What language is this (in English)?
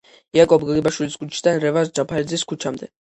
Georgian